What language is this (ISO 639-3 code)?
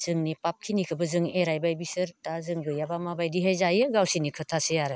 brx